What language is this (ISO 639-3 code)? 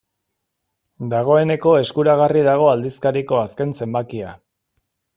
eus